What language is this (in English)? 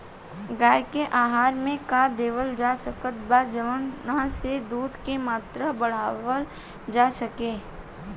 Bhojpuri